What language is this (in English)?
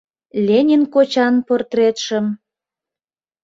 Mari